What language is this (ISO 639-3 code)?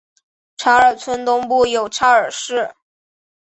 zho